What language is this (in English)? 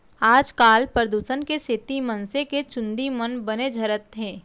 Chhattisgarhi